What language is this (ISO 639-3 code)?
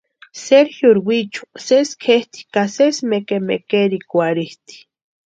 pua